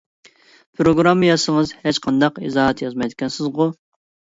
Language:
Uyghur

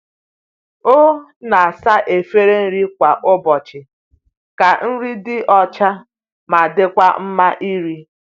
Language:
Igbo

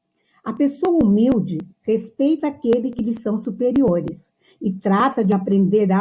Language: Portuguese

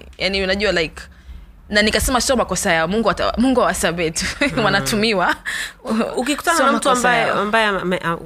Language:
Swahili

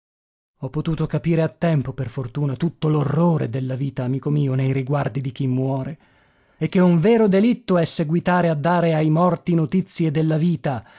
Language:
Italian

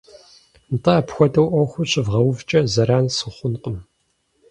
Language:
Kabardian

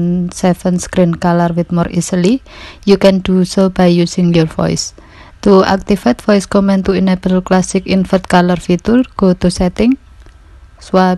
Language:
Indonesian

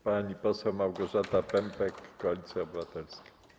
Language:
Polish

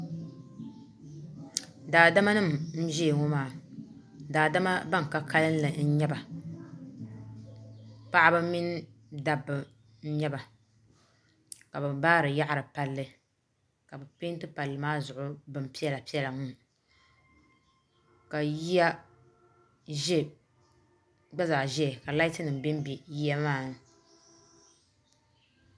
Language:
Dagbani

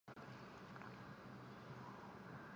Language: Chinese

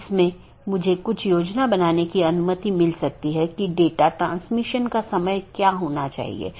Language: Hindi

